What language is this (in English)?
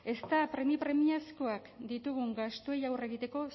Basque